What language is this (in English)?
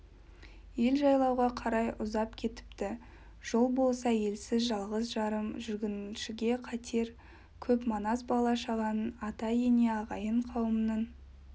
Kazakh